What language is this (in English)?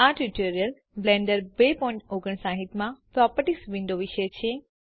Gujarati